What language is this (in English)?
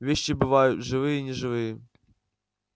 Russian